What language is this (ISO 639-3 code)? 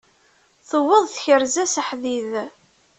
kab